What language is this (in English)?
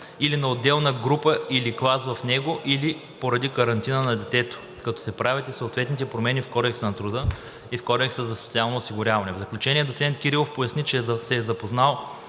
Bulgarian